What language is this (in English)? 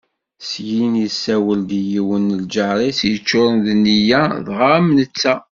Kabyle